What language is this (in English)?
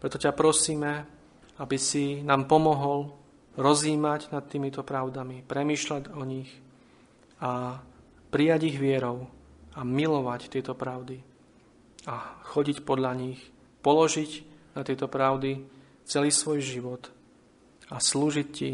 Slovak